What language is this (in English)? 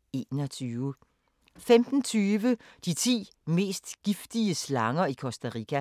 Danish